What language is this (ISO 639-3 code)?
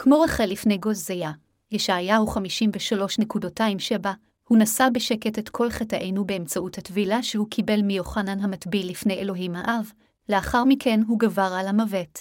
heb